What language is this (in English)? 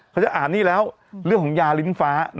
Thai